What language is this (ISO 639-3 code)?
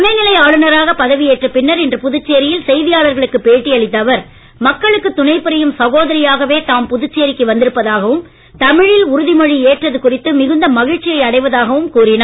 tam